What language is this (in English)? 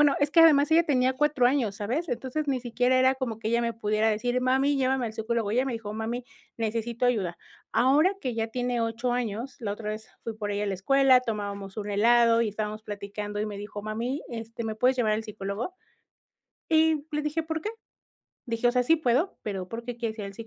Spanish